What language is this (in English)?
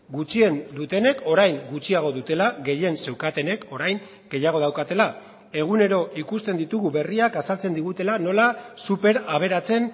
Basque